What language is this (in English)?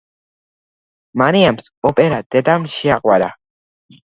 Georgian